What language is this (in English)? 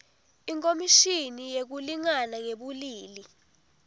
Swati